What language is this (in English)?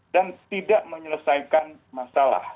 Indonesian